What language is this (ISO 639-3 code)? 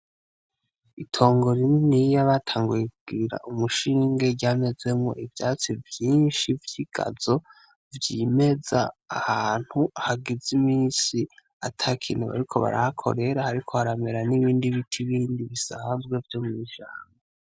run